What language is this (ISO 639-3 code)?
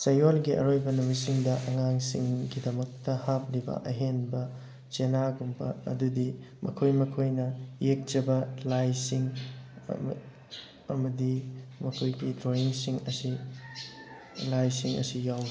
mni